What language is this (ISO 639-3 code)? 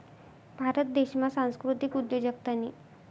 mar